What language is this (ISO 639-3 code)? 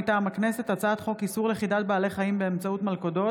heb